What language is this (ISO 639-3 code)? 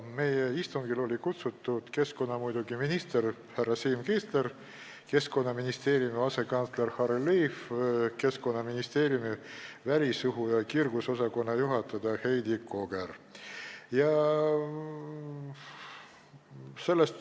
est